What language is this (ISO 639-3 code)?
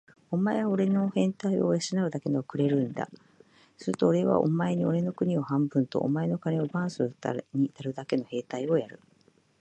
jpn